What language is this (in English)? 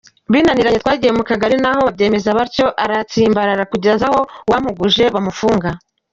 Kinyarwanda